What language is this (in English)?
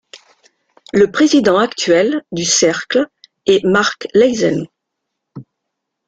French